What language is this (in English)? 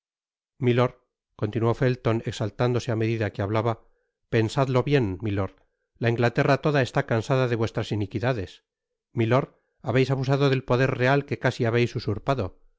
Spanish